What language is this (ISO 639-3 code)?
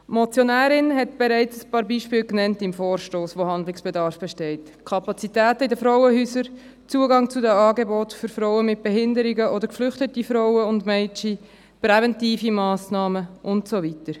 gsw